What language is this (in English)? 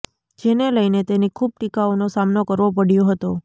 Gujarati